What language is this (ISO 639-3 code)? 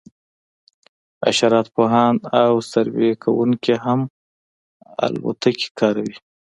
pus